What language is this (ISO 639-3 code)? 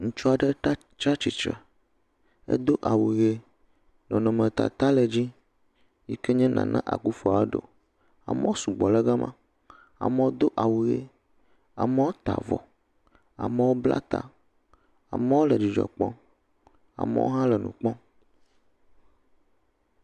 ewe